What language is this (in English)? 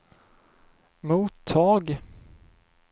Swedish